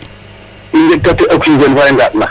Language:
Serer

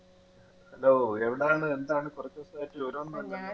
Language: Malayalam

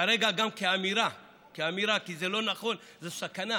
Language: Hebrew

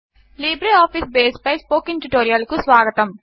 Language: Telugu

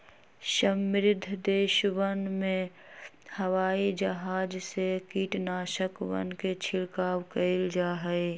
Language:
Magahi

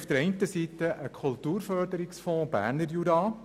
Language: Swiss German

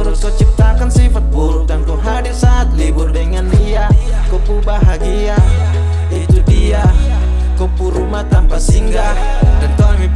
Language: Indonesian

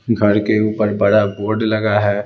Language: Hindi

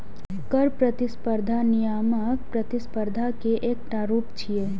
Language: Maithili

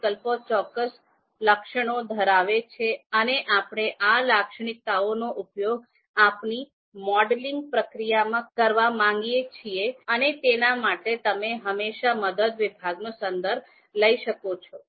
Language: Gujarati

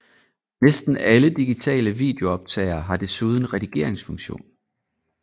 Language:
Danish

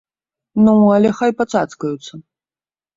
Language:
Belarusian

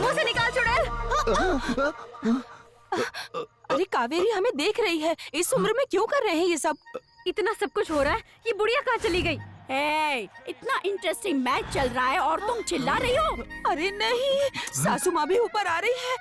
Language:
Hindi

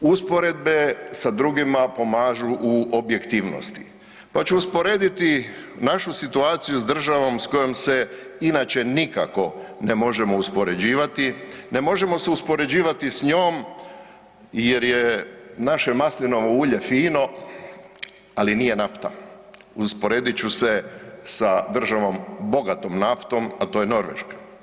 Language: Croatian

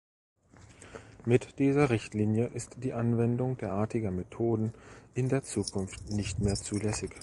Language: German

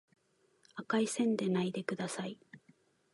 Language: Japanese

